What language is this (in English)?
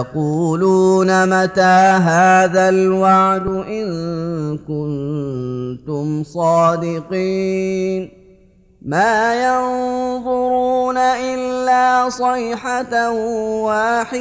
Arabic